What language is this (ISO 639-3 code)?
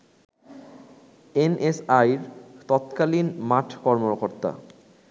ben